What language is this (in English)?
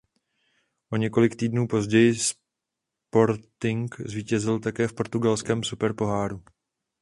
Czech